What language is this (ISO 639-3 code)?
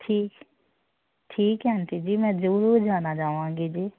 pan